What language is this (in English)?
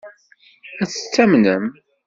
Kabyle